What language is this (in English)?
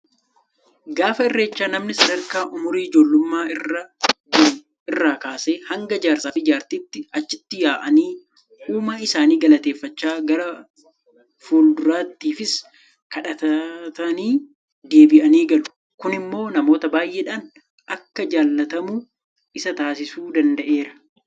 Oromo